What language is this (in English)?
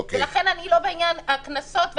Hebrew